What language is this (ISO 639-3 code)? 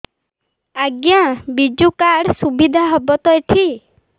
ori